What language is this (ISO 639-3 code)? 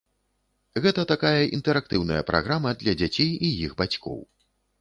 bel